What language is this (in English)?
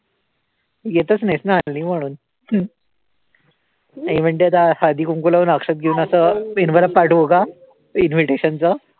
Marathi